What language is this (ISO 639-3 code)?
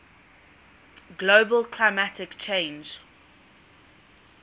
eng